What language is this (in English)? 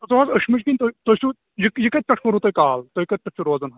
Kashmiri